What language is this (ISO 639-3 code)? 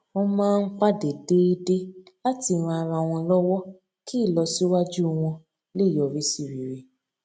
yor